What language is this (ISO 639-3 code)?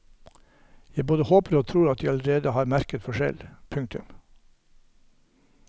nor